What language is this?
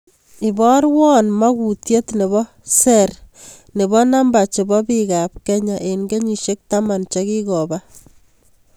Kalenjin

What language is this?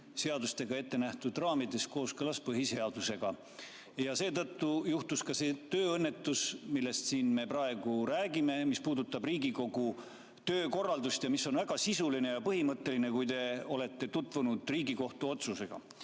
Estonian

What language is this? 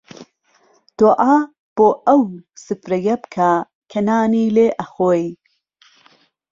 Central Kurdish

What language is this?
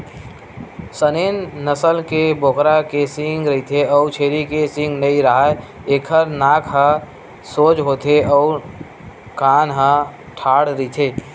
Chhattisgarhi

